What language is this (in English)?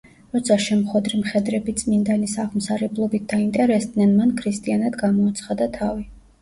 Georgian